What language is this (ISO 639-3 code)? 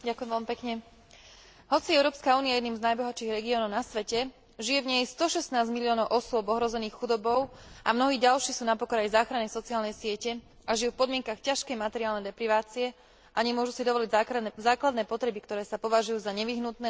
slk